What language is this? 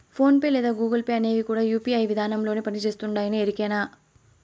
Telugu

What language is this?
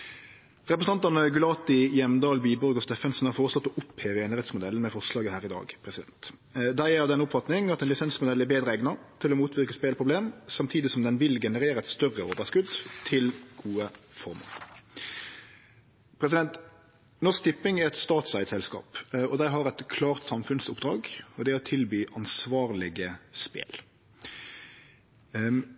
Norwegian Nynorsk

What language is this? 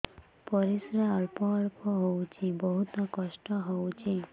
Odia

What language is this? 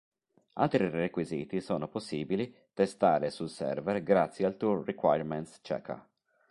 Italian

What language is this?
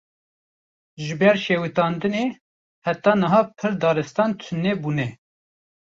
Kurdish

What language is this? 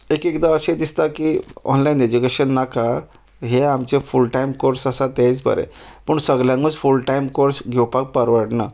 Konkani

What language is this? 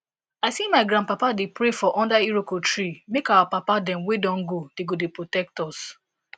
Nigerian Pidgin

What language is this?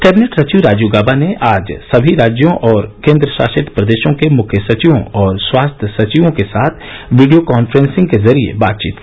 Hindi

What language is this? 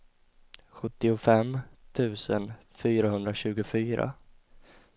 Swedish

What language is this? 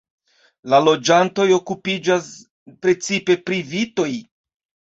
Esperanto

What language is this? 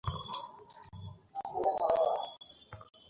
Bangla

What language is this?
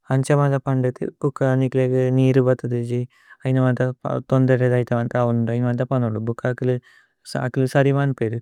Tulu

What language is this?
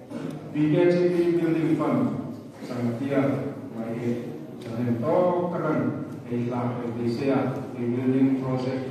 Italian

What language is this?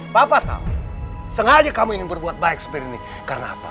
Indonesian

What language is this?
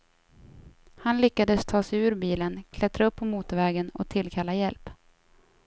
Swedish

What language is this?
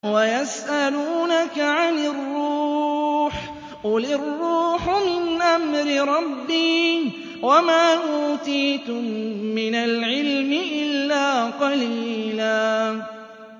Arabic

